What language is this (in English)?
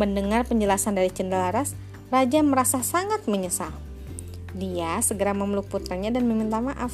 Indonesian